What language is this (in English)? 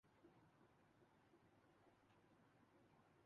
Urdu